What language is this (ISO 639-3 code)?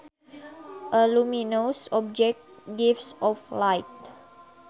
sun